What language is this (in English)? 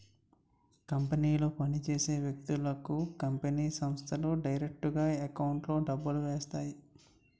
Telugu